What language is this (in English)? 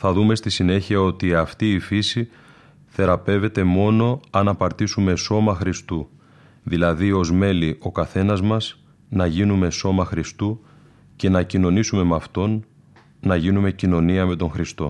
Greek